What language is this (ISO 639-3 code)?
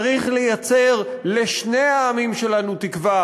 heb